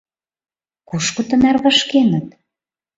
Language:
Mari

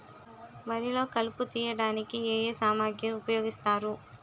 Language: Telugu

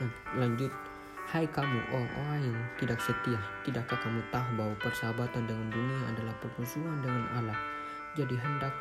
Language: Indonesian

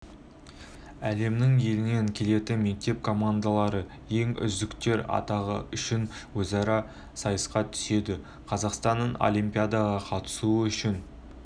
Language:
Kazakh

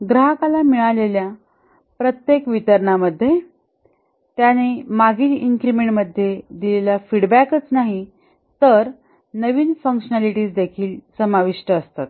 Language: Marathi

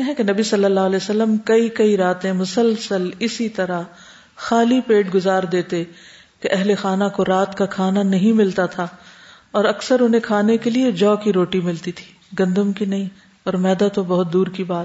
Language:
Urdu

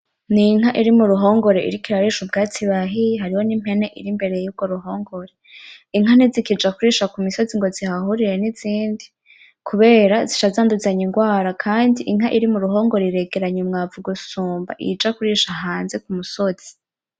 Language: Rundi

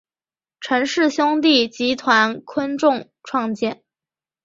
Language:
Chinese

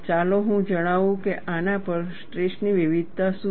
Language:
Gujarati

